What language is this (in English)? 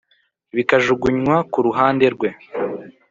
Kinyarwanda